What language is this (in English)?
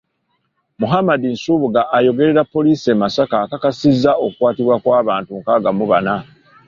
Ganda